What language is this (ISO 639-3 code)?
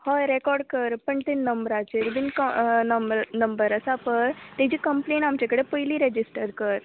kok